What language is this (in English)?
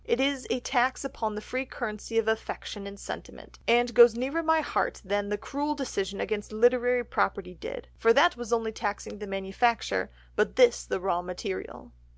English